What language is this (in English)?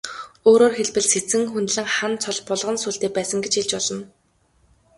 Mongolian